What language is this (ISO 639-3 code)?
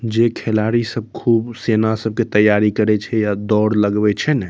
mai